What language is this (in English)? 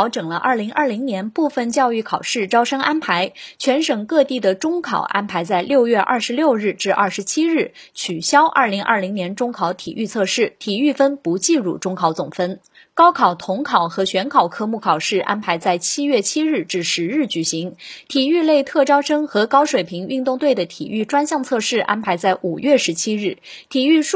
Chinese